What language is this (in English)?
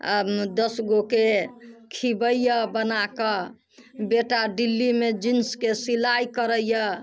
Maithili